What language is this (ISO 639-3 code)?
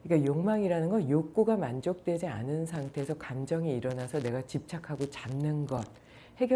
kor